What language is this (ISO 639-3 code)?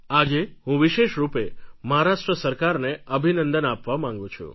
guj